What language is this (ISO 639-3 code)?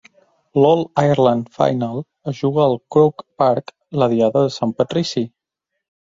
cat